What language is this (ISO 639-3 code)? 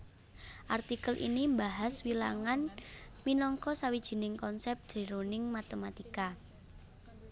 jav